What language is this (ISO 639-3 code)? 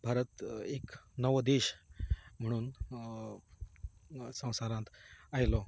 kok